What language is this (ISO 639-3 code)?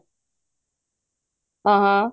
pan